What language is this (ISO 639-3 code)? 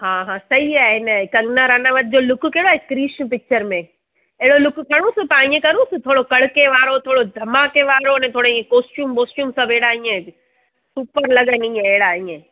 snd